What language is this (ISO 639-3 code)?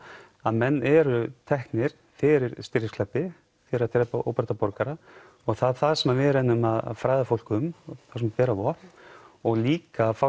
isl